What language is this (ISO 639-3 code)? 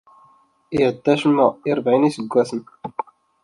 kab